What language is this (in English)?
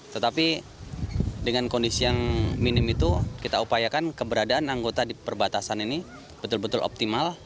Indonesian